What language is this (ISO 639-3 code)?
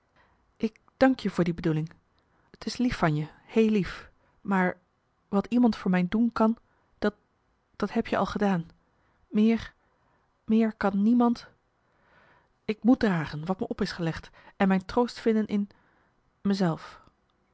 nld